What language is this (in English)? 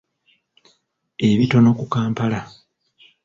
Ganda